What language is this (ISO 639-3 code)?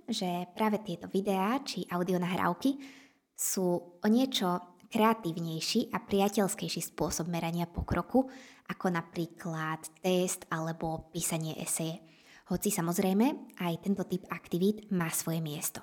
slk